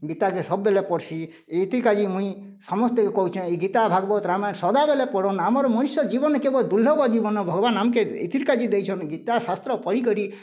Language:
Odia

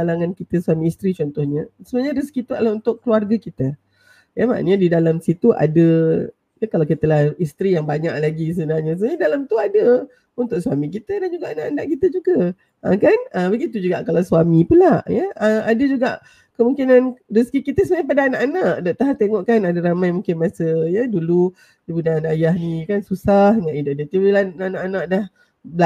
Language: Malay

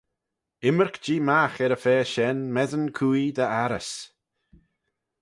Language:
Manx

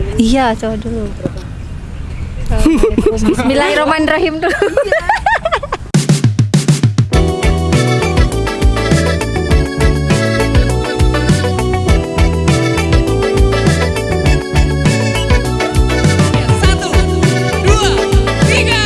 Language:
Indonesian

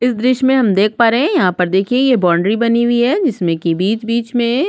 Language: Hindi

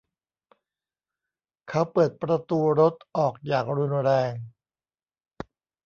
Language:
Thai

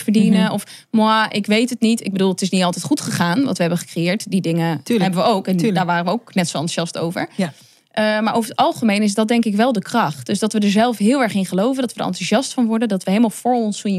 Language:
Dutch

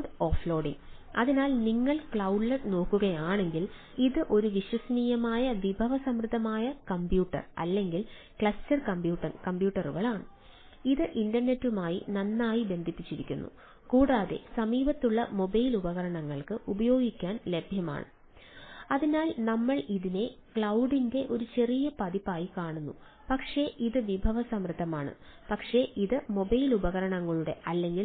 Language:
Malayalam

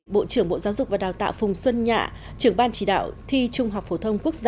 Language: Vietnamese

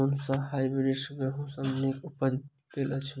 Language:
Maithili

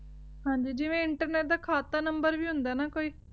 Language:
Punjabi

